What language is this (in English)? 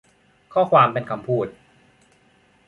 Thai